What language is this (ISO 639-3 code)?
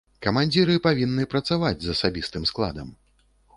bel